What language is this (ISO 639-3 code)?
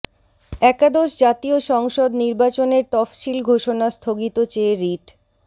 ben